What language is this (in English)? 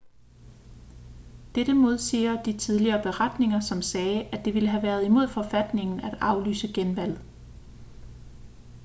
Danish